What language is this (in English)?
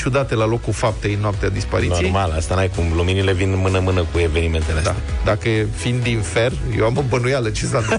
Romanian